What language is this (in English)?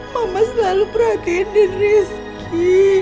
Indonesian